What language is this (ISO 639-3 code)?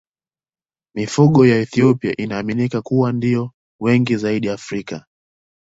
swa